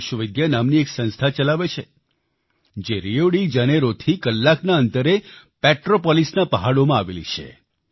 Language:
Gujarati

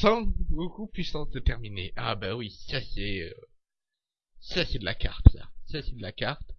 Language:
French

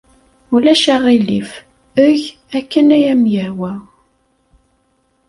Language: Kabyle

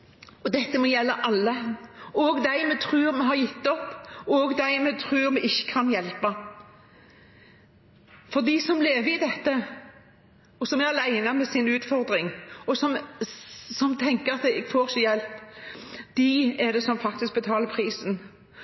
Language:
Norwegian Bokmål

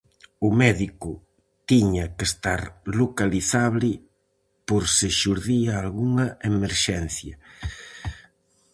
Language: Galician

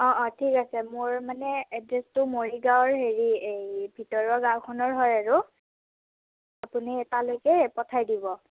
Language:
Assamese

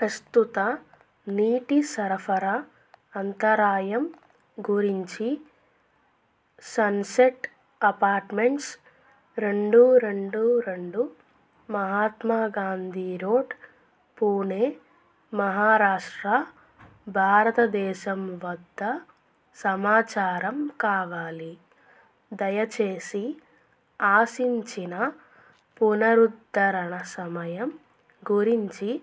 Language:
Telugu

